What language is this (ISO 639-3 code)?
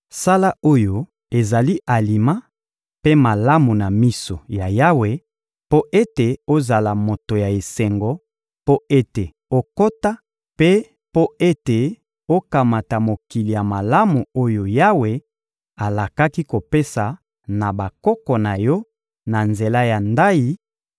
lin